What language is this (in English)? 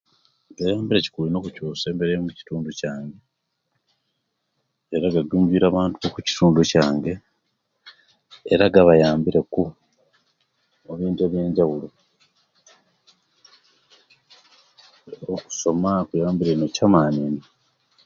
Kenyi